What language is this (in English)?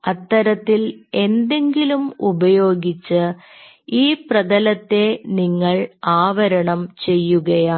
Malayalam